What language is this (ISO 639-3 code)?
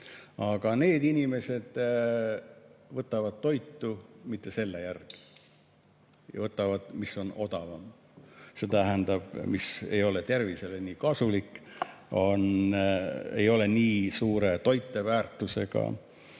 est